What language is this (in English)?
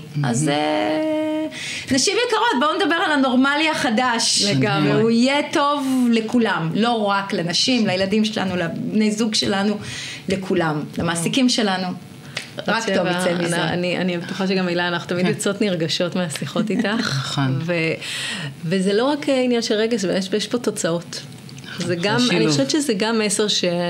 Hebrew